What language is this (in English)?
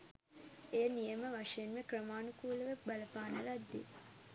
Sinhala